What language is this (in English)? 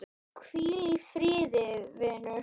Icelandic